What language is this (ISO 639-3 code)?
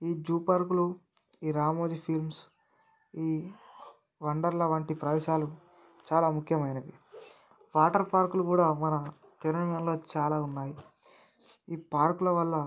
tel